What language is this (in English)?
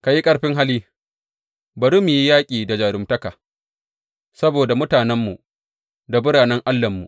Hausa